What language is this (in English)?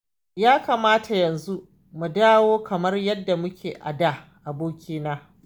Hausa